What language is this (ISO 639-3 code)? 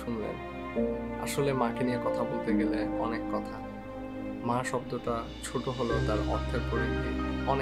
hin